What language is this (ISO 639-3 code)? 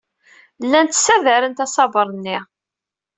kab